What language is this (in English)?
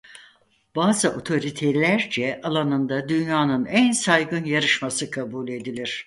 Turkish